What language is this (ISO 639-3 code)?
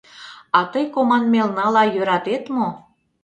chm